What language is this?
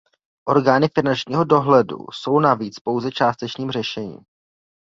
Czech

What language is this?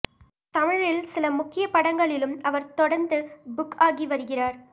Tamil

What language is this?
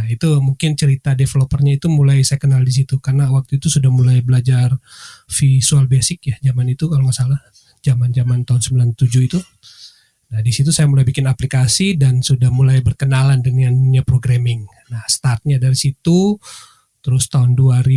Indonesian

